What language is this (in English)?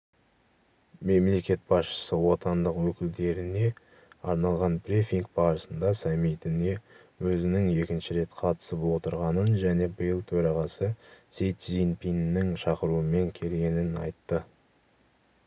Kazakh